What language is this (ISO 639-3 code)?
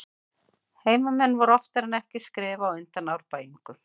isl